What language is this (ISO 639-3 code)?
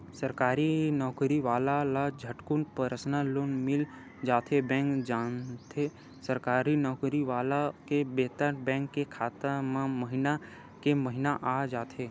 hne